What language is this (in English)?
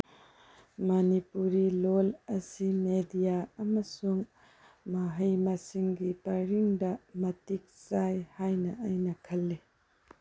Manipuri